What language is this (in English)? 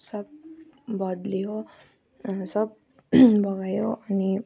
Nepali